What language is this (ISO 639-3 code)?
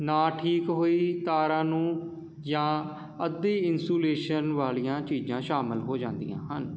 pan